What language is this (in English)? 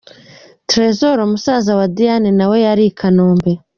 Kinyarwanda